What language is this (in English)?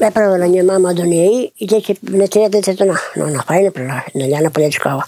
Ukrainian